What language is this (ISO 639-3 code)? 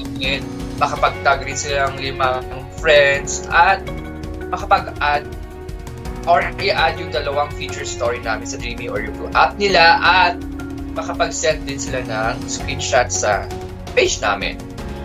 fil